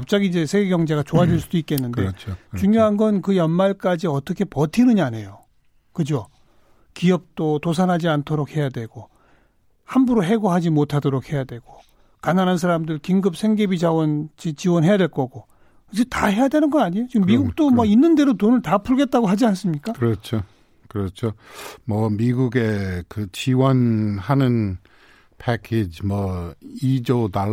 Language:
Korean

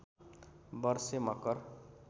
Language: Nepali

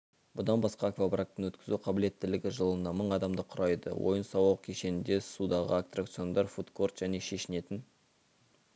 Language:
Kazakh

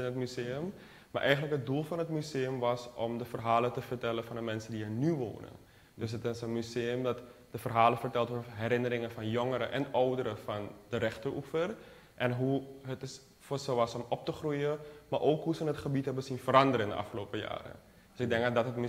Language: Dutch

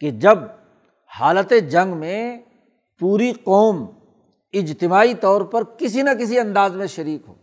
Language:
Urdu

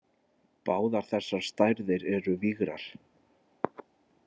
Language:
Icelandic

